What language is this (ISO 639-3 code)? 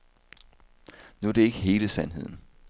dan